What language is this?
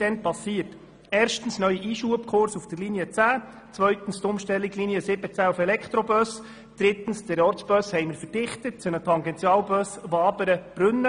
Swiss German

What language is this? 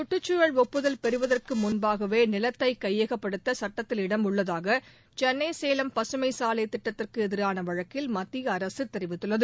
Tamil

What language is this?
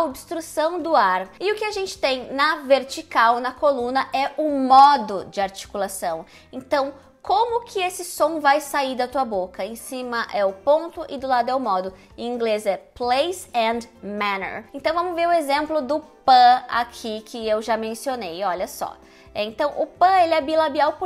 Portuguese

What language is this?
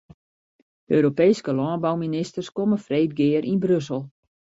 Western Frisian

